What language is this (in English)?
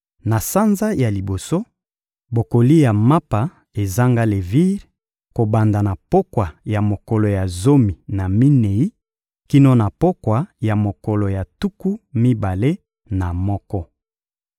Lingala